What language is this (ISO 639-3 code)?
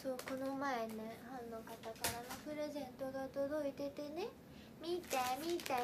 jpn